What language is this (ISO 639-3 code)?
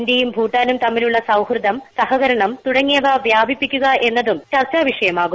mal